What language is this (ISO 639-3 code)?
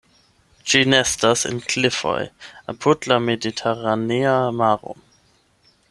epo